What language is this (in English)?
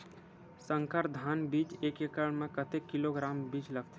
Chhattisgarhi